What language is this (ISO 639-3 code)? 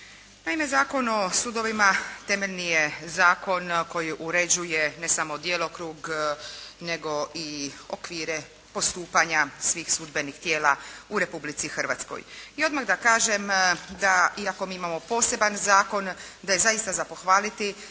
hrv